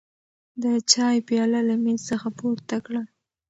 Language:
Pashto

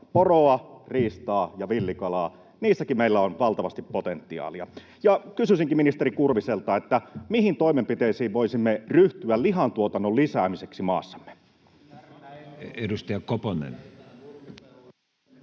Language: Finnish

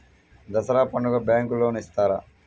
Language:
Telugu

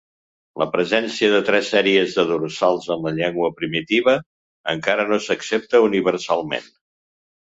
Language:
Catalan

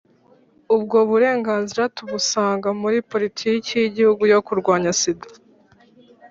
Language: Kinyarwanda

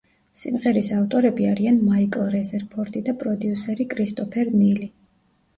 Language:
Georgian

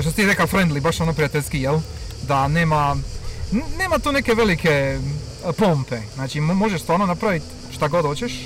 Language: Croatian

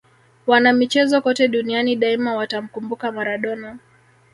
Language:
Swahili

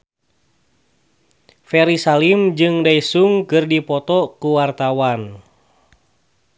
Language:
Sundanese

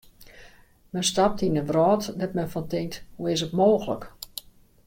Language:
Western Frisian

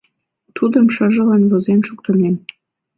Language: Mari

